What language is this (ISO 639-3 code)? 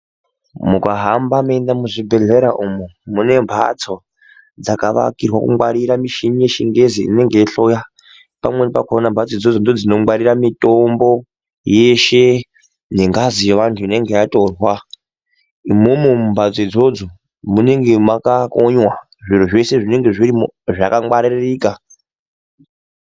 ndc